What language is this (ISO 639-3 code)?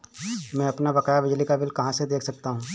hin